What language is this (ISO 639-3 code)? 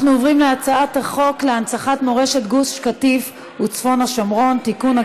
heb